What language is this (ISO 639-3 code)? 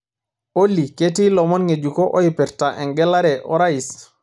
mas